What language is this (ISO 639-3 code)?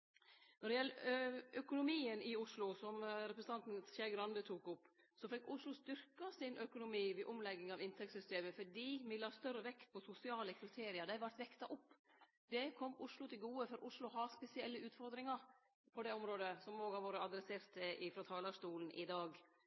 nno